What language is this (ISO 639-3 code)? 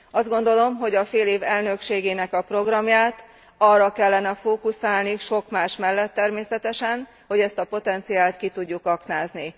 hun